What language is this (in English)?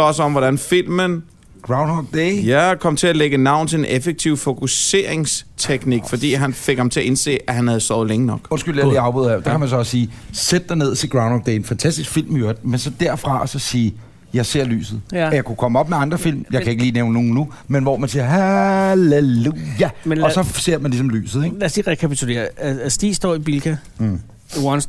Danish